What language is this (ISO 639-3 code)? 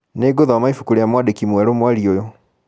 kik